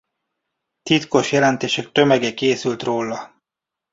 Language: Hungarian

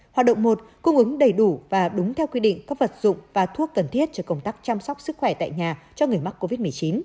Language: Vietnamese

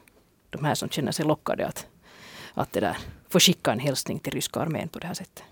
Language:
Swedish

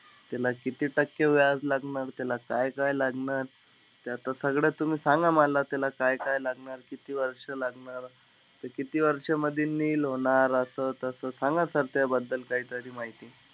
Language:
Marathi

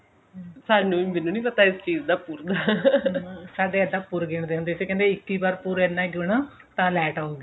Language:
Punjabi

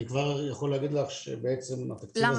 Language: Hebrew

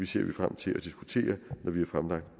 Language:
Danish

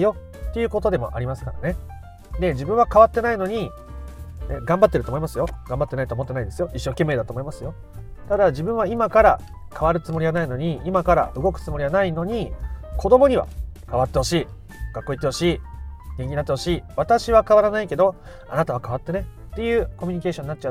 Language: Japanese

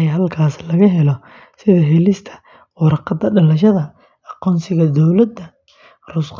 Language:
Somali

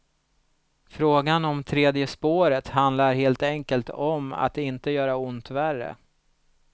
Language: Swedish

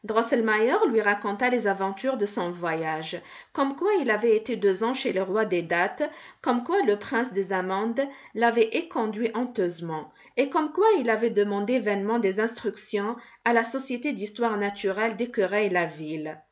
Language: French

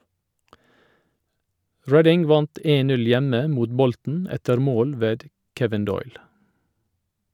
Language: Norwegian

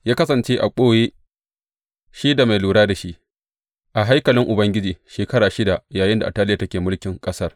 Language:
Hausa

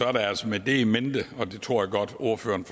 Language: Danish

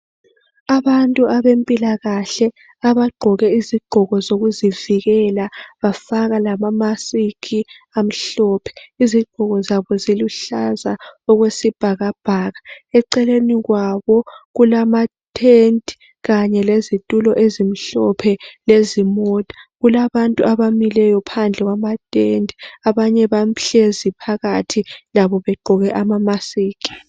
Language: North Ndebele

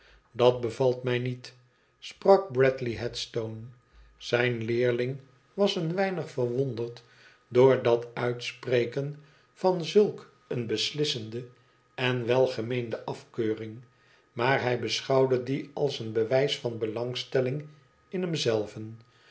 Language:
Dutch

